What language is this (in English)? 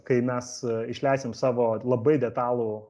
Lithuanian